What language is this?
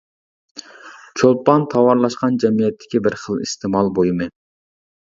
Uyghur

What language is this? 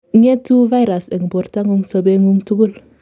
Kalenjin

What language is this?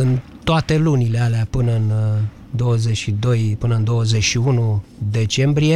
Romanian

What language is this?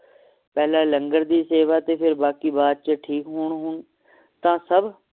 Punjabi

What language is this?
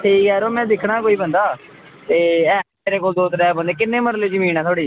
Dogri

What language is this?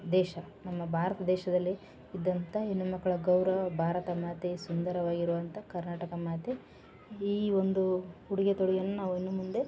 Kannada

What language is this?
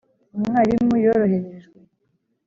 Kinyarwanda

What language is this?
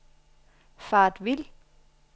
Danish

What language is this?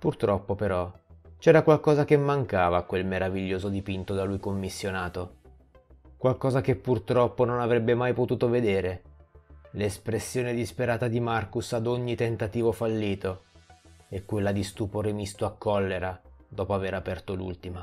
Italian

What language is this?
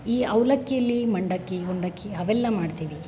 Kannada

